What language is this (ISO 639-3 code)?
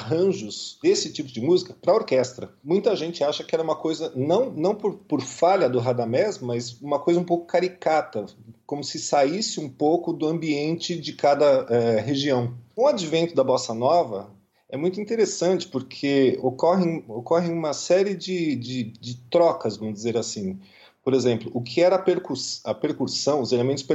por